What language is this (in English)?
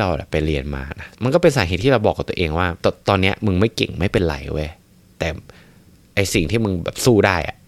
Thai